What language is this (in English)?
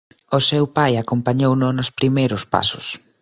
Galician